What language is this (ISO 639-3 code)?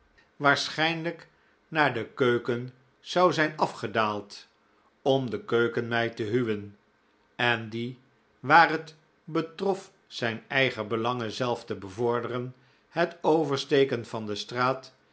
nld